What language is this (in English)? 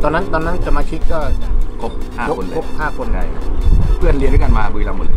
Thai